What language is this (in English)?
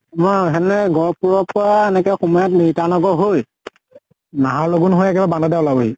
Assamese